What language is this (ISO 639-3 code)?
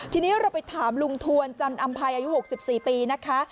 tha